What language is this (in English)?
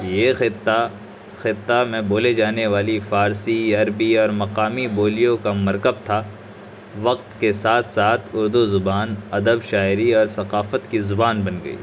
Urdu